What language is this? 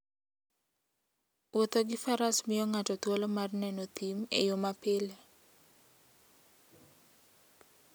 Luo (Kenya and Tanzania)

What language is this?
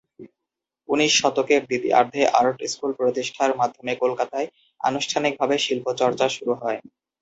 Bangla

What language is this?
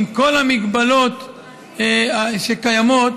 Hebrew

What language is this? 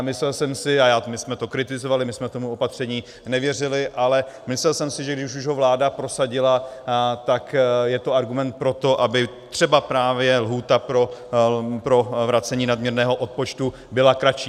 Czech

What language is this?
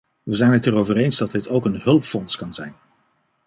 Dutch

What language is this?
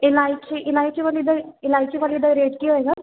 Punjabi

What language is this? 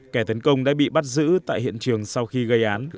Vietnamese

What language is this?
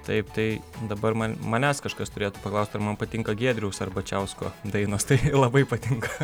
Lithuanian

